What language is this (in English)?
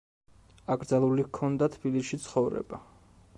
Georgian